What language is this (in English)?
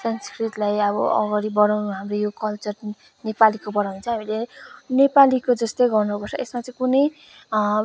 Nepali